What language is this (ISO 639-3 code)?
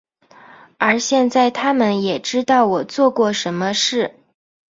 zho